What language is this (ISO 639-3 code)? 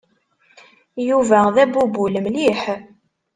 kab